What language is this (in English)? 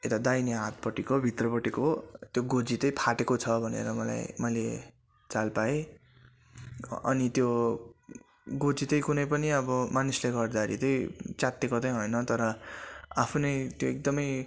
Nepali